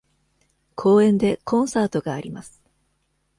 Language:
Japanese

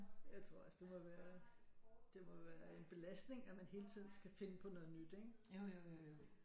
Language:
Danish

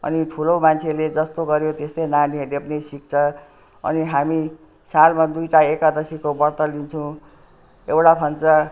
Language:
Nepali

